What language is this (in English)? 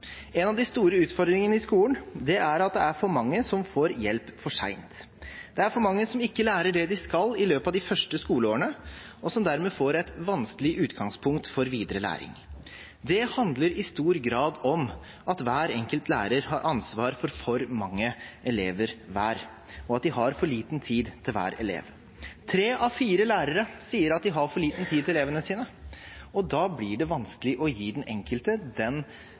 Norwegian Bokmål